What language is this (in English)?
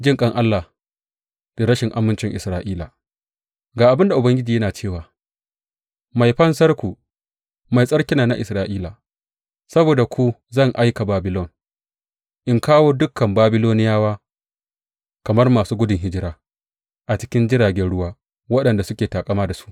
Hausa